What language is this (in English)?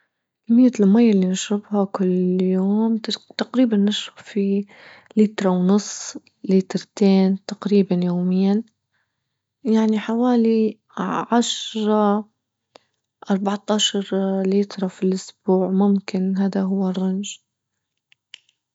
Libyan Arabic